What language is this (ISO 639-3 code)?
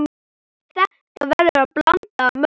isl